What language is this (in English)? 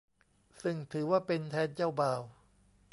Thai